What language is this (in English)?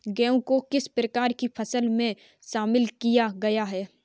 Hindi